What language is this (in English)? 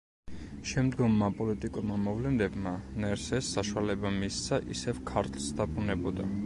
Georgian